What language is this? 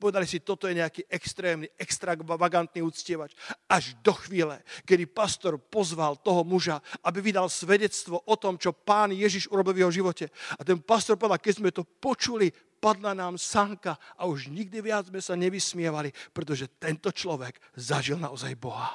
Slovak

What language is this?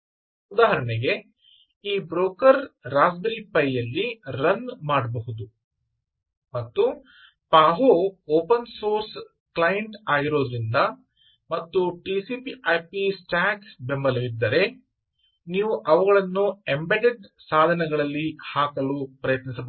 Kannada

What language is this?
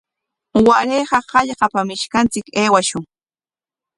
Corongo Ancash Quechua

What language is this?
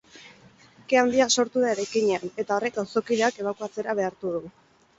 Basque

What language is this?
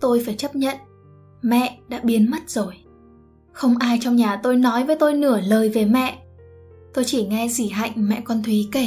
Vietnamese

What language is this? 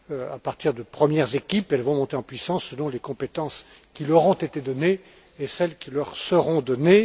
French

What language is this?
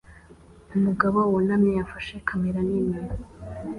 Kinyarwanda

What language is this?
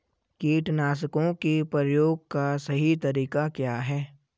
Hindi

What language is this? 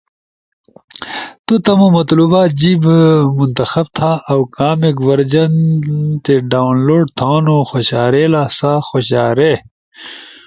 Ushojo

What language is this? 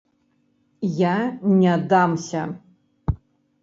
Belarusian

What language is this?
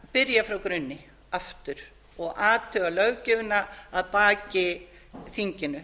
Icelandic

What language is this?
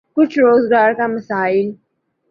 Urdu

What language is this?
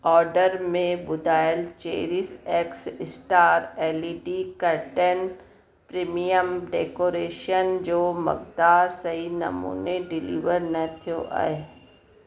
Sindhi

